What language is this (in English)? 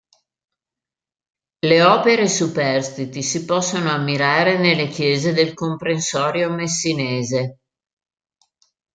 Italian